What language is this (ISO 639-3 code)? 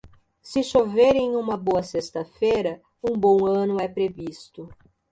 por